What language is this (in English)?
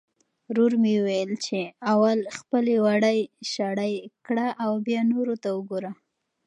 Pashto